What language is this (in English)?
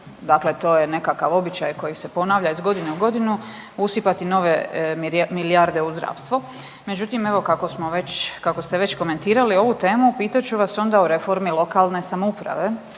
Croatian